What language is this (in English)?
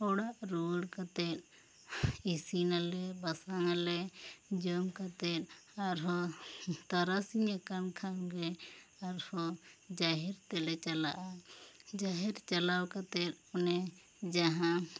Santali